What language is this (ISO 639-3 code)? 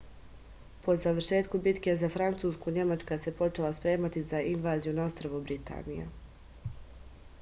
srp